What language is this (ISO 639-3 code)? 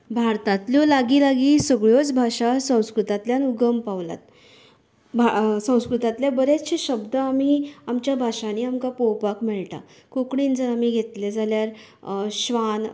kok